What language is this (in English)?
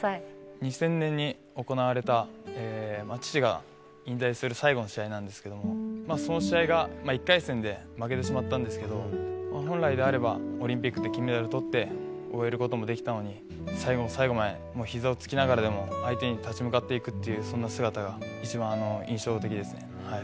Japanese